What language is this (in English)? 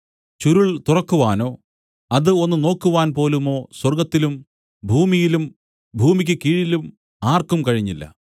Malayalam